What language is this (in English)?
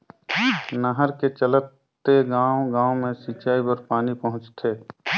Chhattisgarhi